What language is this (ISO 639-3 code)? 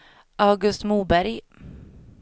swe